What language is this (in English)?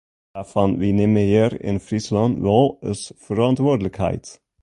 Western Frisian